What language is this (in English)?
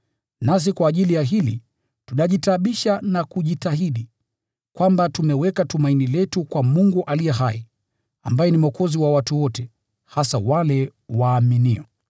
Swahili